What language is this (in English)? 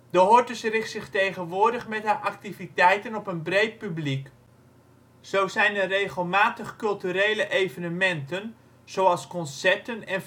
Dutch